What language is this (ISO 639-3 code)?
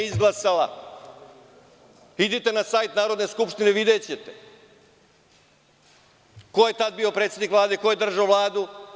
srp